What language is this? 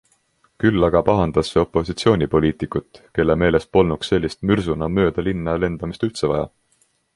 Estonian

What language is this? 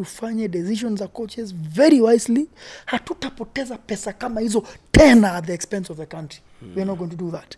Swahili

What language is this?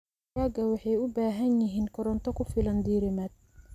Somali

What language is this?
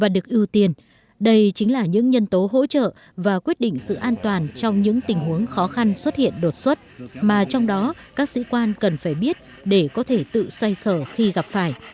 Vietnamese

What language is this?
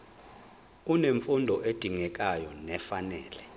Zulu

